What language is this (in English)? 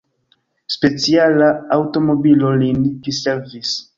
Esperanto